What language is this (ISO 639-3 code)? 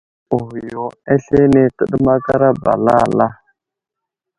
udl